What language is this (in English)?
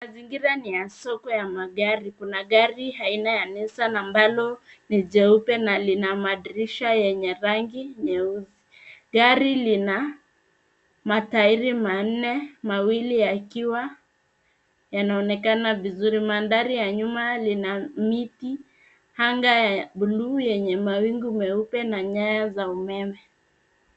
Swahili